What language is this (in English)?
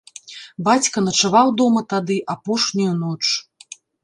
Belarusian